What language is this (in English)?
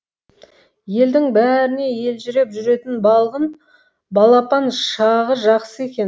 Kazakh